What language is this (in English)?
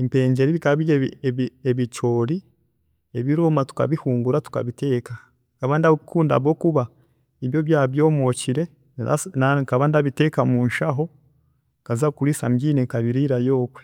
Chiga